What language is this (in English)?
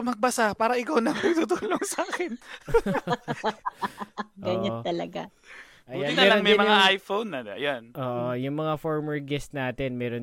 Filipino